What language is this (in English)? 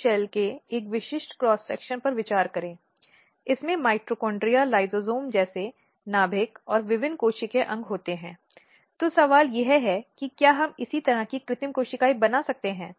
Hindi